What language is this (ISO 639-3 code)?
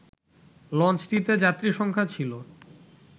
ben